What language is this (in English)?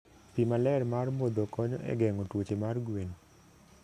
Luo (Kenya and Tanzania)